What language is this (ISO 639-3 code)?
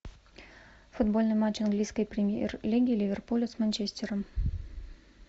rus